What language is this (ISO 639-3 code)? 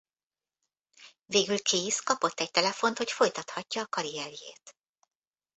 hun